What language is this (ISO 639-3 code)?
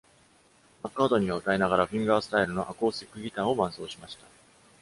jpn